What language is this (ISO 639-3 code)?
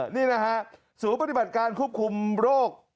tha